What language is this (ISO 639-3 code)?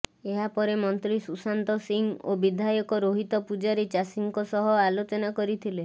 ori